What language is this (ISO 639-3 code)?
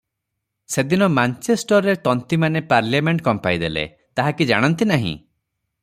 ori